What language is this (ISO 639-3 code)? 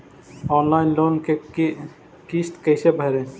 mag